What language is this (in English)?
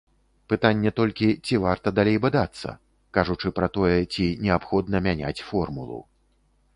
Belarusian